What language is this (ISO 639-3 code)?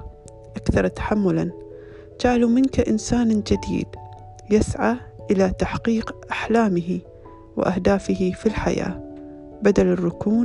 ara